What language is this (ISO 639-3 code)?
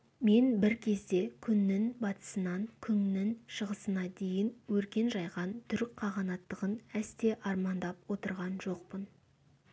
kaz